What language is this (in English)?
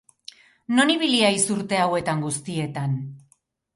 Basque